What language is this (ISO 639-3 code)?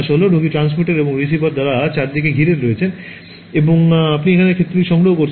ben